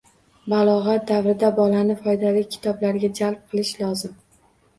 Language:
Uzbek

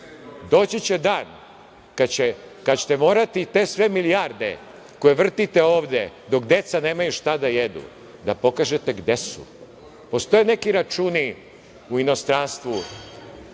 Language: Serbian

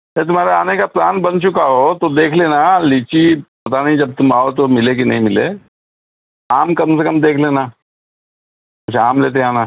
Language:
Urdu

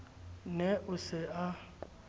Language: Southern Sotho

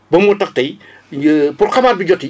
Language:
Wolof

